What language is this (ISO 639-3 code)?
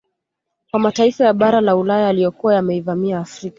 swa